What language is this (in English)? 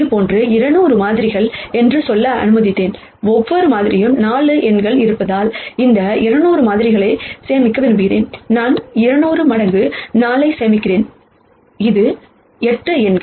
Tamil